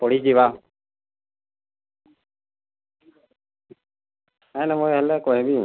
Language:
Odia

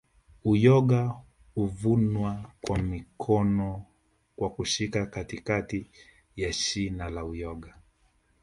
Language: Swahili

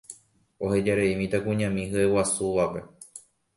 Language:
Guarani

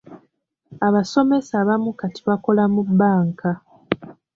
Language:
Ganda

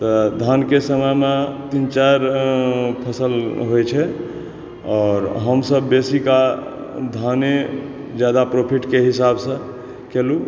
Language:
Maithili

